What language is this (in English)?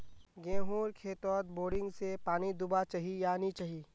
Magahi